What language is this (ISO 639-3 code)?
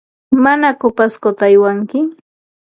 qva